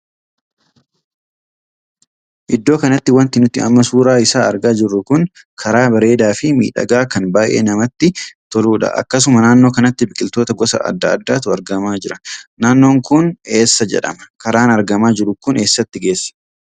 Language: Oromo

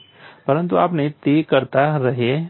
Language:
Gujarati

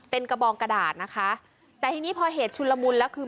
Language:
Thai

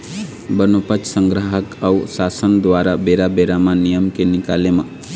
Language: Chhattisgarhi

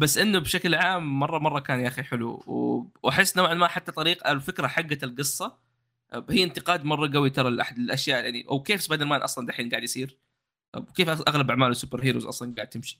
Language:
Arabic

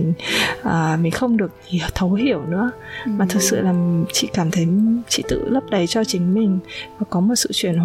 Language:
Vietnamese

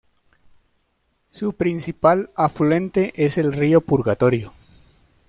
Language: Spanish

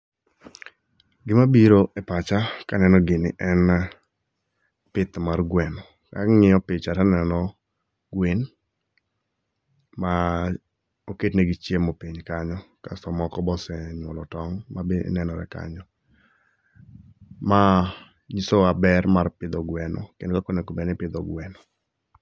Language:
Luo (Kenya and Tanzania)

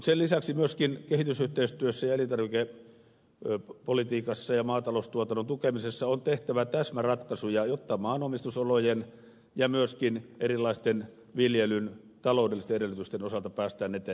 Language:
Finnish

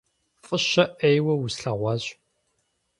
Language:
Kabardian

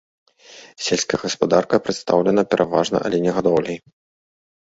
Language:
Belarusian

